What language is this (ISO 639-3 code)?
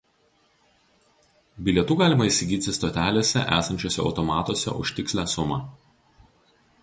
lit